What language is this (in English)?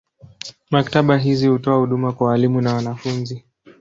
Swahili